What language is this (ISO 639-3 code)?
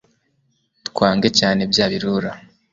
kin